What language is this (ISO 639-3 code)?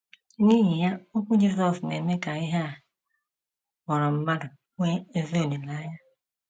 ibo